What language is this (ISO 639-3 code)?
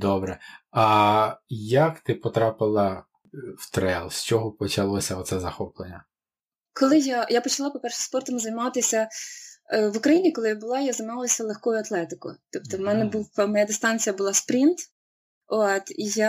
ukr